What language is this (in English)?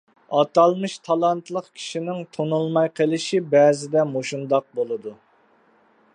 Uyghur